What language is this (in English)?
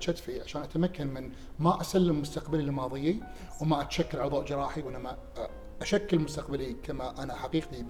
Arabic